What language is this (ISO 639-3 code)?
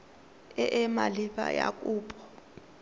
tsn